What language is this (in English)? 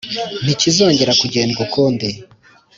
Kinyarwanda